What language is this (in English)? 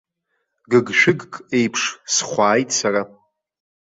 Abkhazian